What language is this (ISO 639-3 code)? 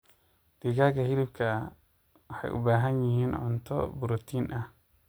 som